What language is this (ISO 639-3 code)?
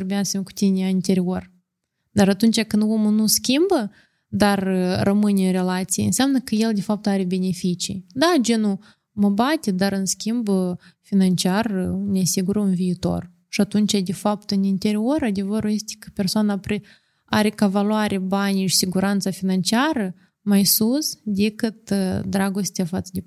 ron